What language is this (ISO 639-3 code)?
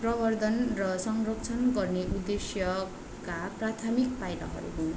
nep